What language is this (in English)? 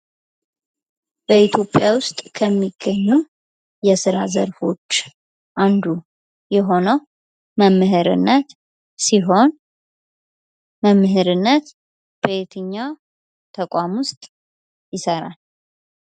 Amharic